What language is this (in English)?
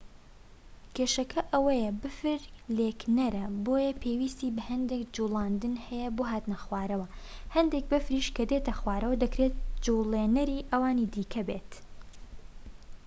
Central Kurdish